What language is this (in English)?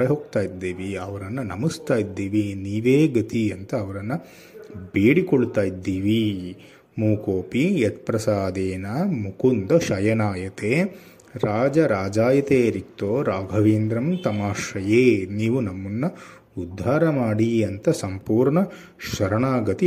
Kannada